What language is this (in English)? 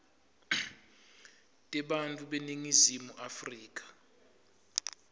Swati